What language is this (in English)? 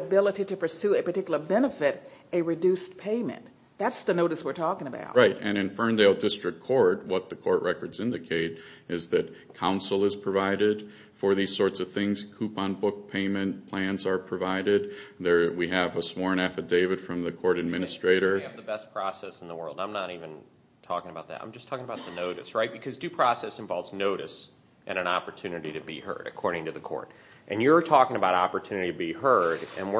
English